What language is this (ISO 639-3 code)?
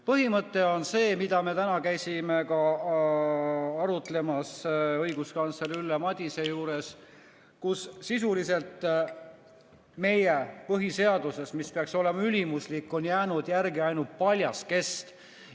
est